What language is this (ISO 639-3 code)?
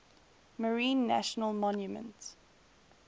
eng